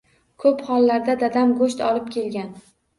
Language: Uzbek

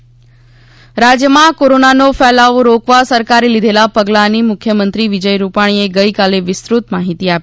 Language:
Gujarati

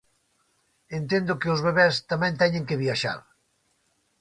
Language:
Galician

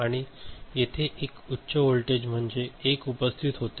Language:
Marathi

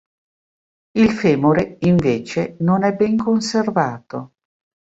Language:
Italian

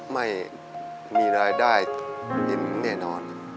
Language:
Thai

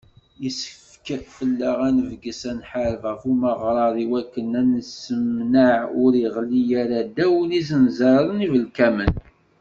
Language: Kabyle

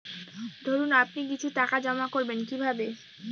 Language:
Bangla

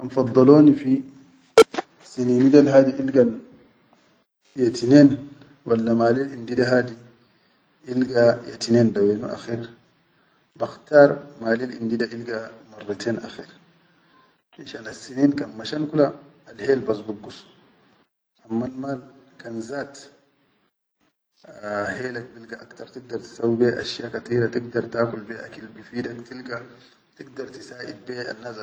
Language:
Chadian Arabic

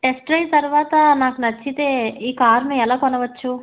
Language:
Telugu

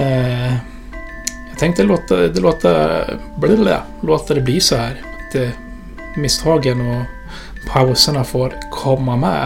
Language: Swedish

